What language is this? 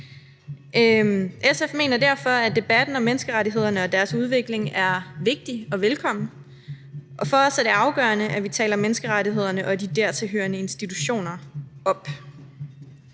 Danish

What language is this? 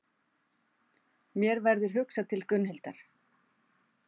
Icelandic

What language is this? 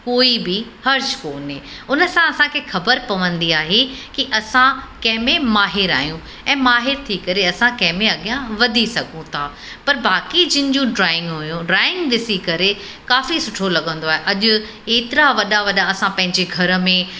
Sindhi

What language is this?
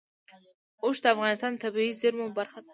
Pashto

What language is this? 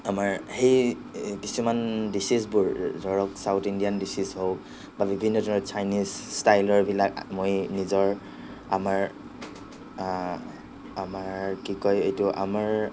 Assamese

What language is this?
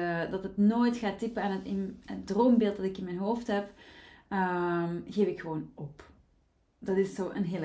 Dutch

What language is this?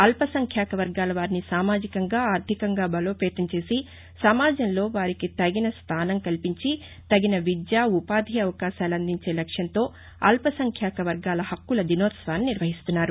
Telugu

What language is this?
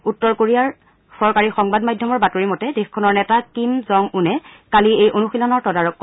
Assamese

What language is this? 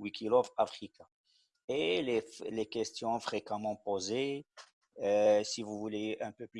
French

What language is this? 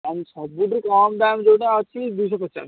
Odia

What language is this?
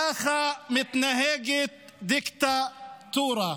Hebrew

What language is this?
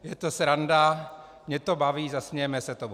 Czech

